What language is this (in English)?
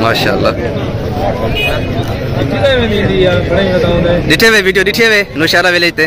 Arabic